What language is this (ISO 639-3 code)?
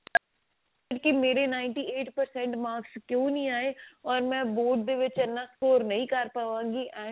pan